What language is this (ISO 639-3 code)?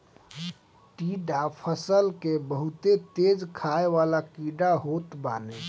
bho